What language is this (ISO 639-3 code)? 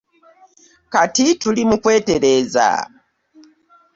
lug